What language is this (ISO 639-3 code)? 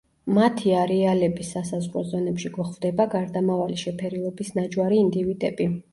kat